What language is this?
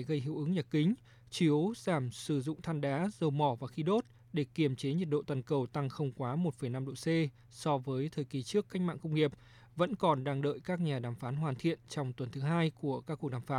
Vietnamese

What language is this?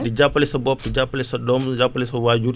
Wolof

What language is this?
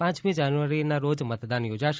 Gujarati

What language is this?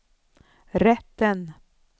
Swedish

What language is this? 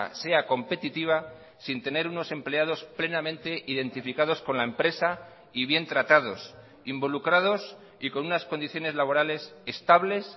Spanish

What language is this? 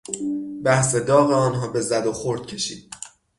Persian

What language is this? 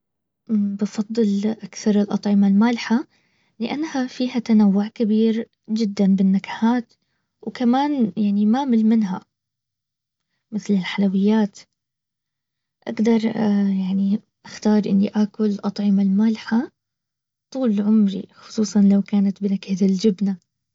Baharna Arabic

